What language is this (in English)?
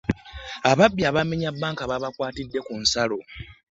Ganda